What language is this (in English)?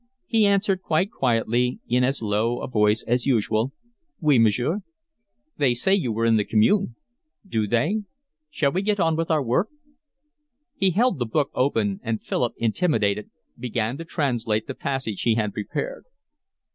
English